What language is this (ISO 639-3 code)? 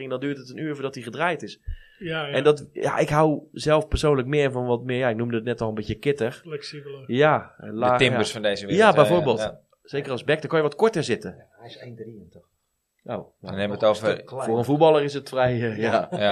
nld